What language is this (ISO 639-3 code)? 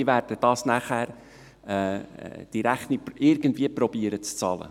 gsw